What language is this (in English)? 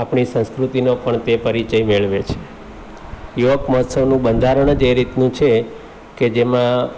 Gujarati